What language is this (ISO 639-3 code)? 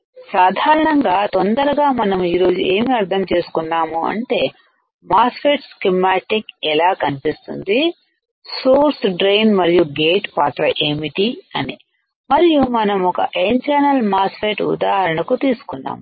tel